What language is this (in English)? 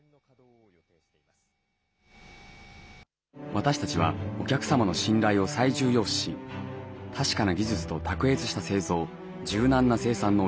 Japanese